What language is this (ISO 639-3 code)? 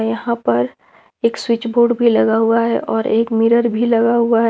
hin